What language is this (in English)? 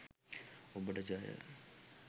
Sinhala